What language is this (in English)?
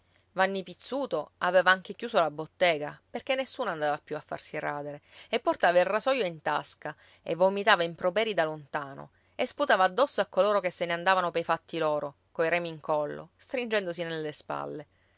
Italian